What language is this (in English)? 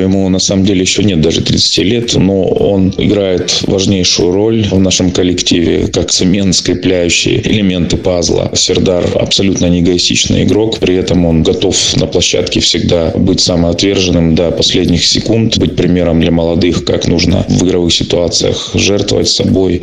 Russian